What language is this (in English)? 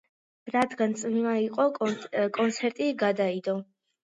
Georgian